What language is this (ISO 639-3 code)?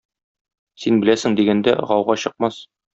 tat